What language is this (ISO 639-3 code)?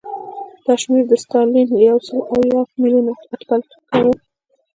pus